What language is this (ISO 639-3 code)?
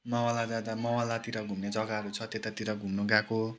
nep